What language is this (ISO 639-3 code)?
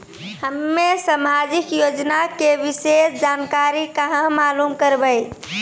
mai